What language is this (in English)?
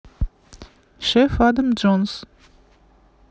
Russian